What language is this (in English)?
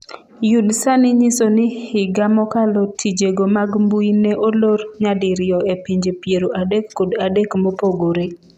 Luo (Kenya and Tanzania)